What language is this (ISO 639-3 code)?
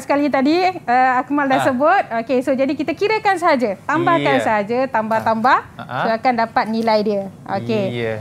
msa